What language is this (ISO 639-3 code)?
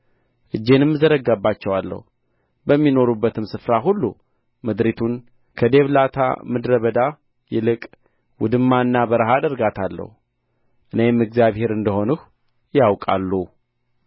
amh